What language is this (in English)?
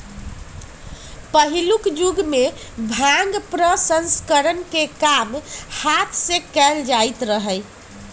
Magahi